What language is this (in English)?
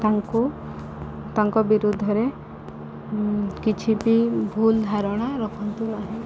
Odia